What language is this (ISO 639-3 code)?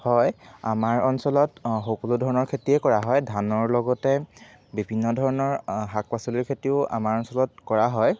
asm